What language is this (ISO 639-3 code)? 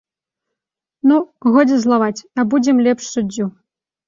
bel